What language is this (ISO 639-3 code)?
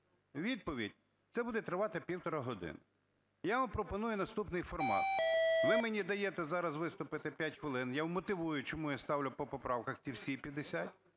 ukr